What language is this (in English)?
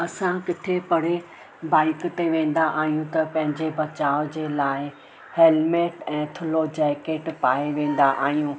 Sindhi